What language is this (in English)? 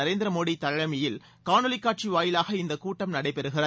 Tamil